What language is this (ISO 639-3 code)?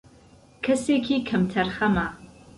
ckb